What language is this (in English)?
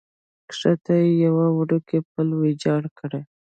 Pashto